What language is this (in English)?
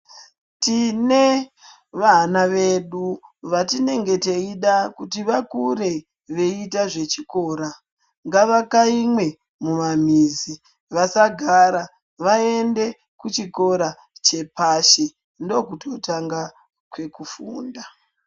Ndau